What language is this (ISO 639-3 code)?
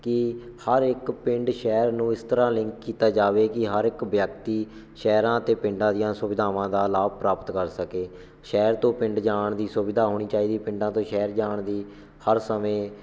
pan